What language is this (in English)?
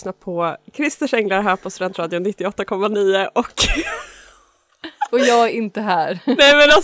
Swedish